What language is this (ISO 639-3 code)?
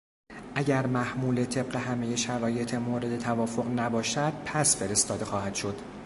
fas